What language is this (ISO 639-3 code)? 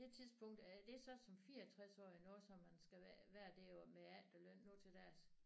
dan